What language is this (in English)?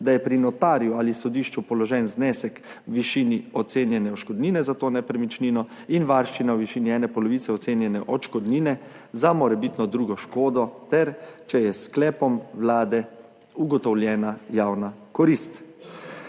Slovenian